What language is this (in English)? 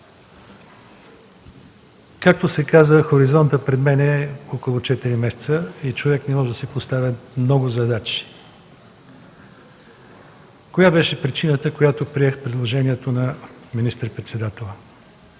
Bulgarian